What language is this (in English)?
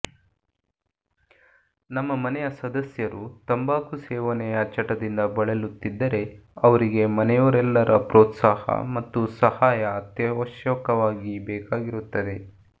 Kannada